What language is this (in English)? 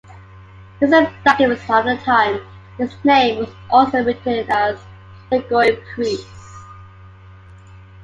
English